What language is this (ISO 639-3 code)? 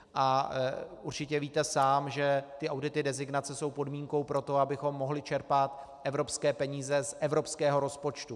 ces